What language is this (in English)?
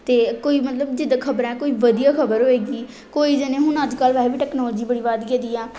Punjabi